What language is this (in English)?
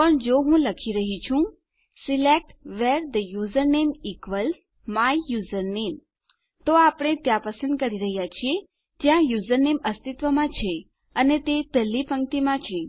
Gujarati